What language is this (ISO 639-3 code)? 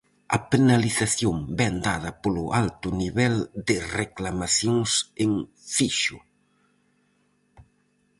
glg